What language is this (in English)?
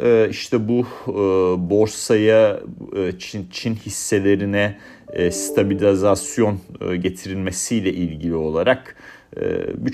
Turkish